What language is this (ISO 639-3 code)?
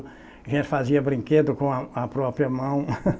por